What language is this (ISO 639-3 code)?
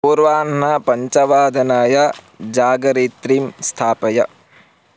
san